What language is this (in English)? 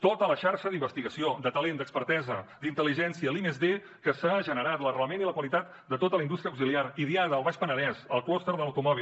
Catalan